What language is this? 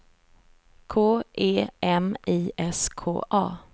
Swedish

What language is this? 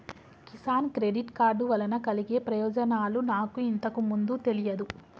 Telugu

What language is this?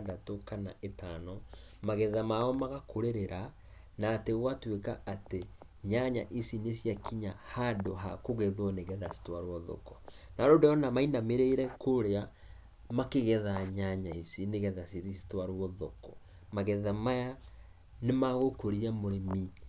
Kikuyu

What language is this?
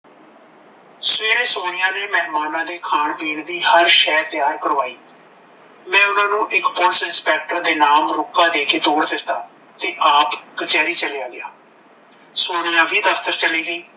Punjabi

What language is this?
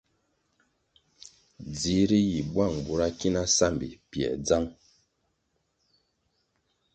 Kwasio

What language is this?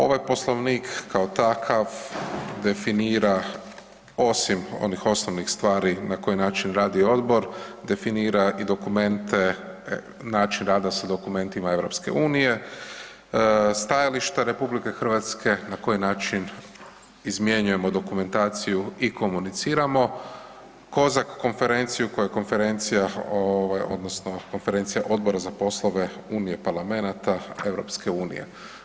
Croatian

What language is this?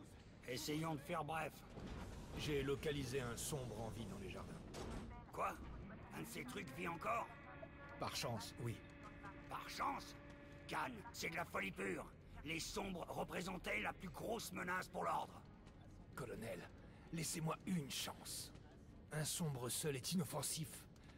French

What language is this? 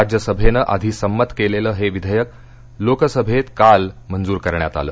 Marathi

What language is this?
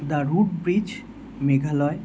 Bangla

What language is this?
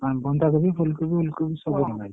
Odia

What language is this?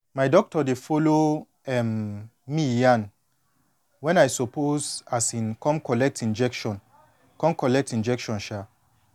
Nigerian Pidgin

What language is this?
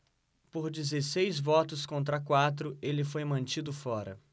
Portuguese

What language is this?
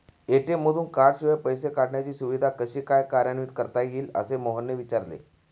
Marathi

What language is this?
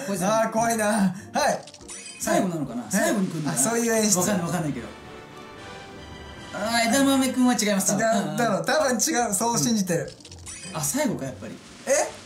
Japanese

